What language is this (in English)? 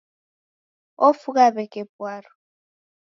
Taita